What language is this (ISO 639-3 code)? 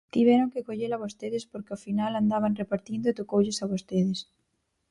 glg